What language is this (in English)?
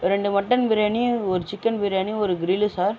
Tamil